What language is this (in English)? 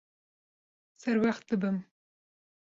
Kurdish